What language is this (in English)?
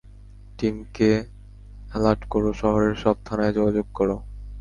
Bangla